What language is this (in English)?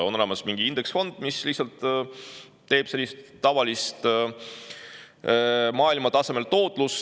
Estonian